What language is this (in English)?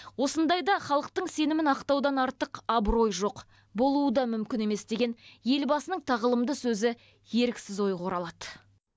Kazakh